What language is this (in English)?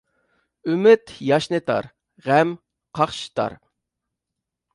Uyghur